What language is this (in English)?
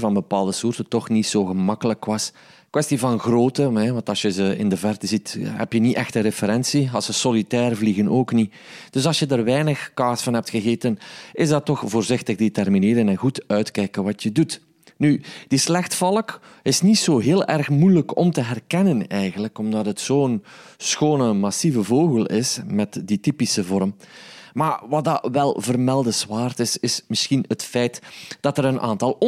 Dutch